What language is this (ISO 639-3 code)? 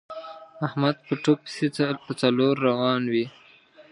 pus